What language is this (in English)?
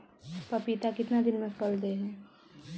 Magahi